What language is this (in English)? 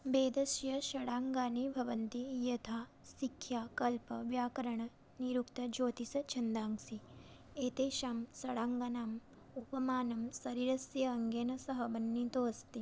Sanskrit